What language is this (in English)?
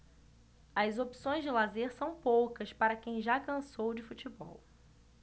Portuguese